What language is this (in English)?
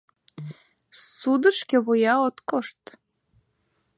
Mari